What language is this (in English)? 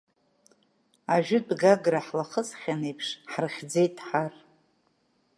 Abkhazian